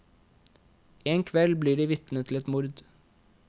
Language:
Norwegian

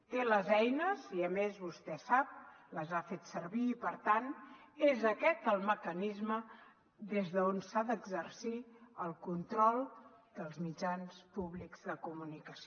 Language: Catalan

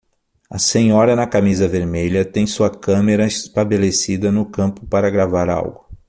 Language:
Portuguese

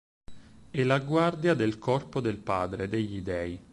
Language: Italian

